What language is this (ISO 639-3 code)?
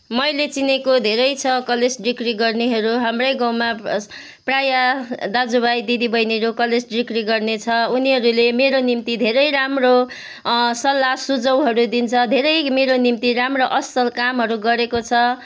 nep